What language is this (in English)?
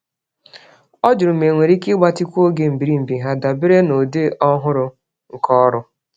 Igbo